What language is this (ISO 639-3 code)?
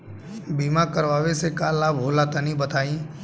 bho